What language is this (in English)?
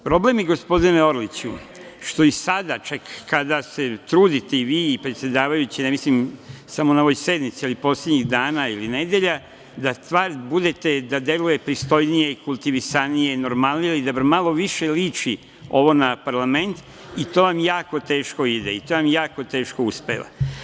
Serbian